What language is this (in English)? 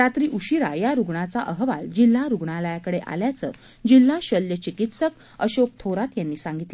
Marathi